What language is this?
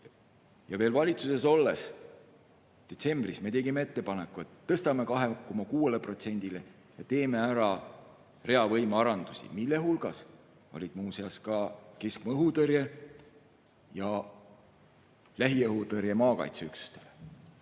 Estonian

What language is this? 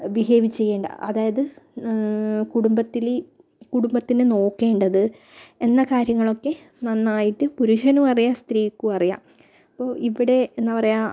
Malayalam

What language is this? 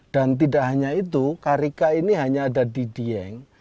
Indonesian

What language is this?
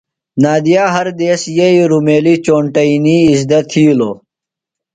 Phalura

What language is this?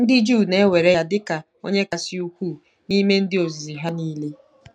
Igbo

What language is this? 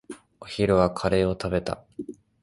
Japanese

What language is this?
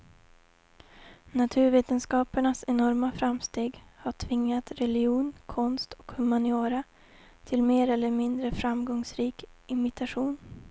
Swedish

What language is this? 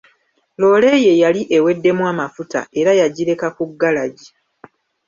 Ganda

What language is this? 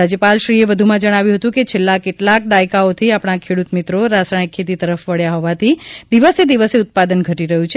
Gujarati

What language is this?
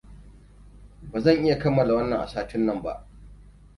Hausa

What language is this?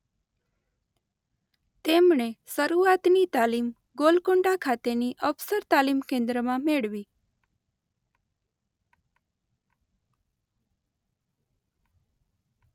Gujarati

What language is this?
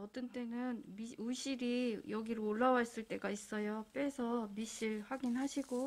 Korean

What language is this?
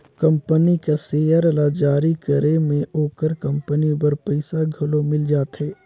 Chhattisgarhi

